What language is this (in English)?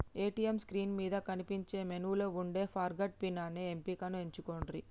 Telugu